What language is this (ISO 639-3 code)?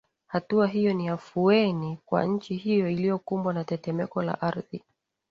swa